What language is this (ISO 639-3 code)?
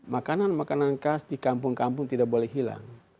ind